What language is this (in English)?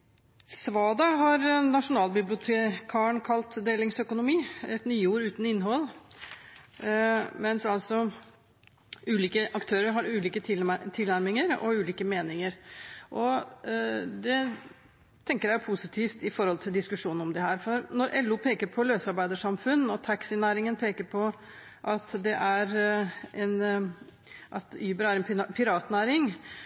Norwegian Bokmål